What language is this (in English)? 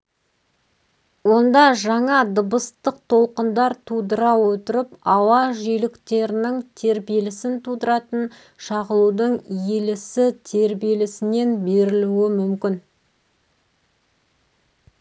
Kazakh